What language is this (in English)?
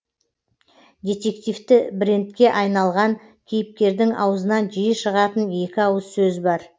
Kazakh